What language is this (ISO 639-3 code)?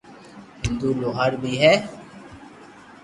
lrk